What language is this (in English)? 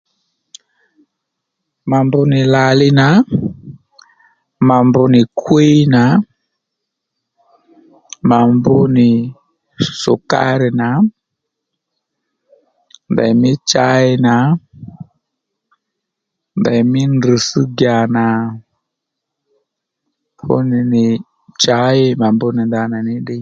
Lendu